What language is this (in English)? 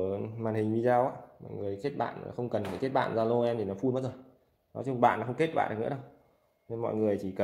Vietnamese